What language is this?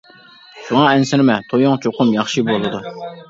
Uyghur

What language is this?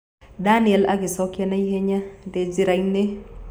Kikuyu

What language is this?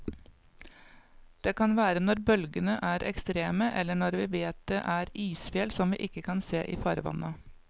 Norwegian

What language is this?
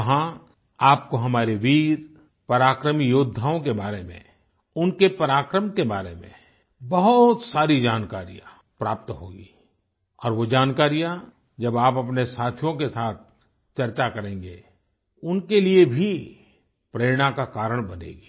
Hindi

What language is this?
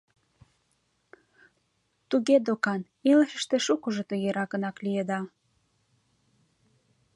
Mari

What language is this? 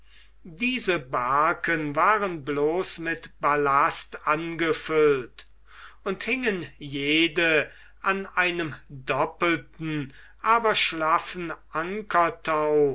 German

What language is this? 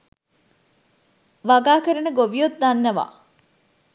Sinhala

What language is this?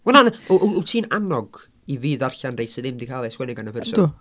Welsh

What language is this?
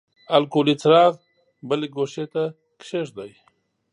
Pashto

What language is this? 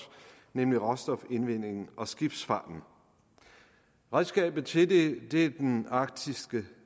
Danish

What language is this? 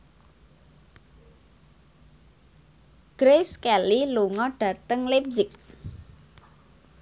Javanese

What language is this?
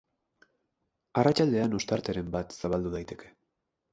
Basque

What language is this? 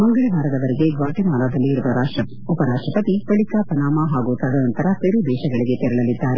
Kannada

